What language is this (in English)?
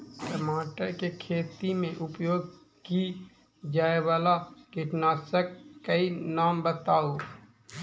Maithili